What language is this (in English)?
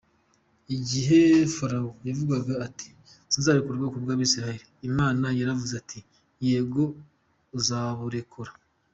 Kinyarwanda